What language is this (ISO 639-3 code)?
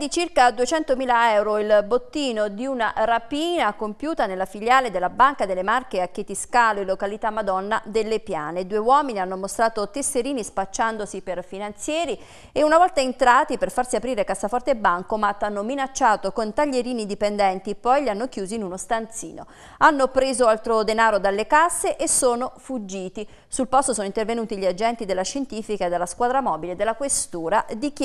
ita